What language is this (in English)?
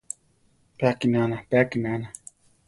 Central Tarahumara